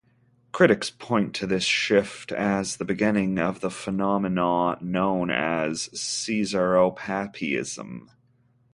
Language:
English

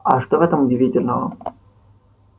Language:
Russian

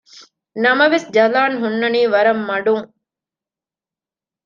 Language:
Divehi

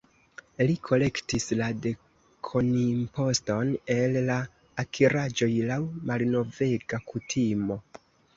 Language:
Esperanto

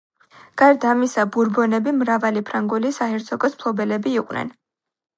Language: Georgian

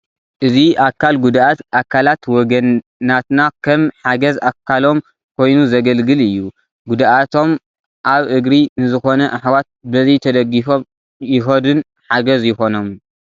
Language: Tigrinya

